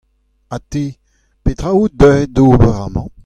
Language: Breton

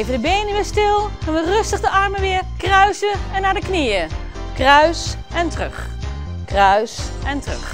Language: Dutch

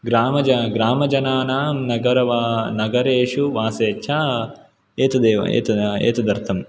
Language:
Sanskrit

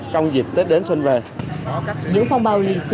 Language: Vietnamese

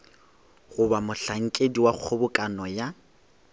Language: Northern Sotho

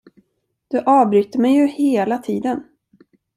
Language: Swedish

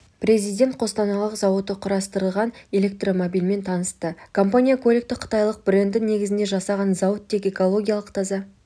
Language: Kazakh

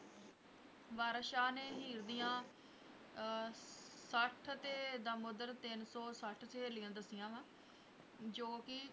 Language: Punjabi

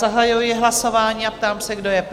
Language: Czech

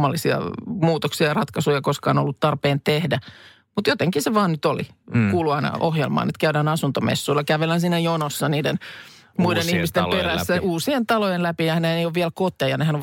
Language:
Finnish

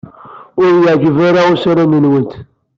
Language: Kabyle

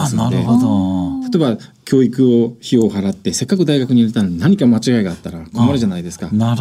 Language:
Japanese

